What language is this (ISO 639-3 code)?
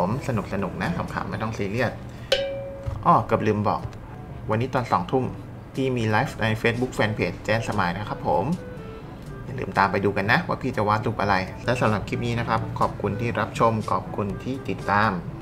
tha